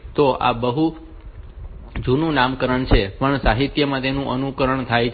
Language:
Gujarati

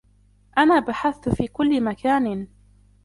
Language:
Arabic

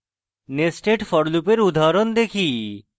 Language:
Bangla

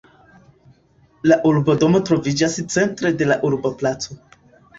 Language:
Esperanto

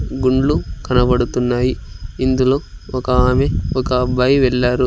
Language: Telugu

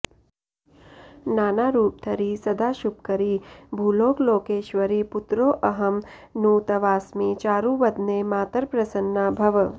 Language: Sanskrit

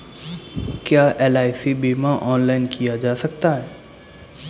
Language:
Hindi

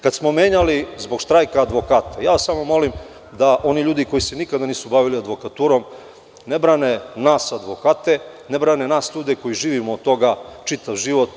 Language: Serbian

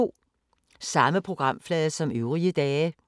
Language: Danish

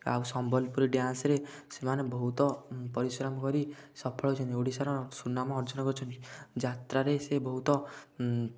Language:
Odia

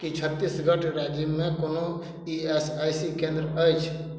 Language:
Maithili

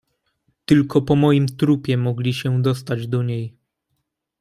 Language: Polish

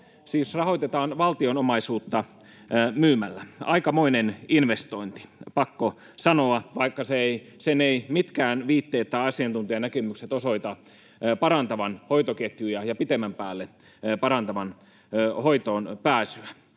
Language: Finnish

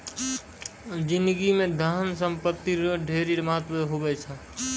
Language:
Maithili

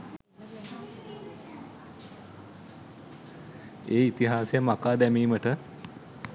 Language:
Sinhala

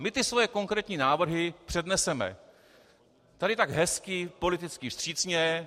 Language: Czech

